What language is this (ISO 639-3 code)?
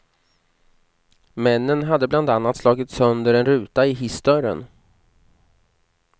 swe